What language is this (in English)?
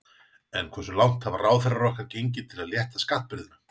Icelandic